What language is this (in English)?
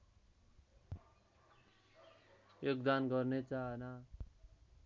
Nepali